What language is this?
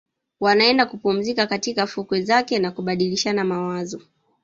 Swahili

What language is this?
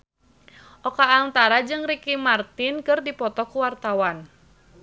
Sundanese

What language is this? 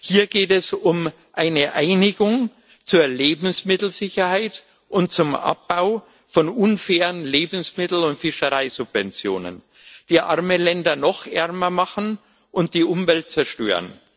German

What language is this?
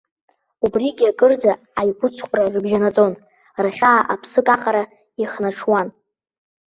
Abkhazian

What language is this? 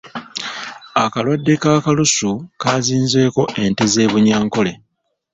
Ganda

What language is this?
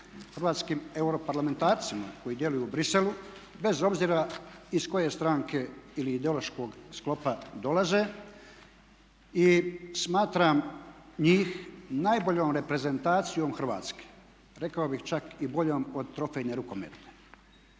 Croatian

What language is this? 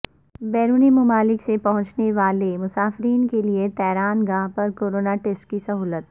Urdu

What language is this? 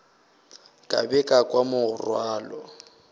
Northern Sotho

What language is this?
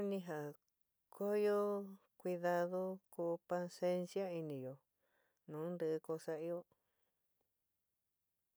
San Miguel El Grande Mixtec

